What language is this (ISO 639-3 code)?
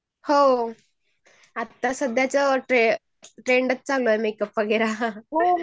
mar